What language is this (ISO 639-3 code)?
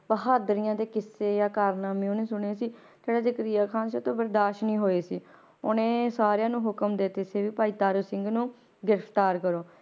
pan